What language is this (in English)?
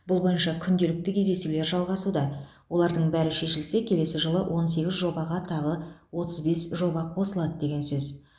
Kazakh